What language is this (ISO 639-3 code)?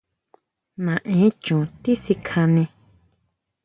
mau